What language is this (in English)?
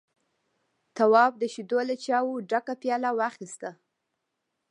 Pashto